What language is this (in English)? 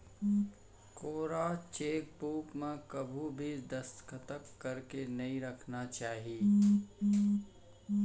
Chhattisgarhi